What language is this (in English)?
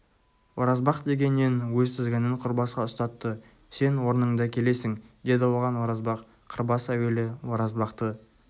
Kazakh